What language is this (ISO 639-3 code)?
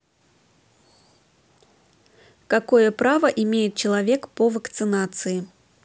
rus